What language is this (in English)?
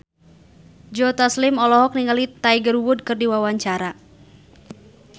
Sundanese